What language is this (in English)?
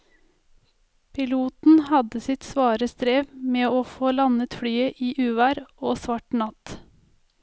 Norwegian